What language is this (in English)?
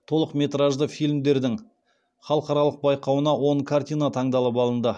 Kazakh